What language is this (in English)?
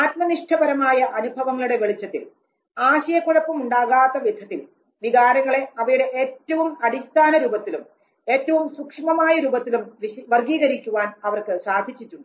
Malayalam